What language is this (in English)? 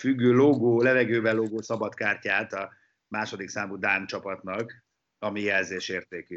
Hungarian